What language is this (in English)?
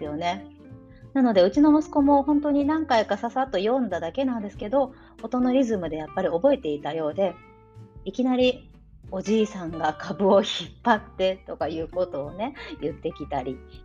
Japanese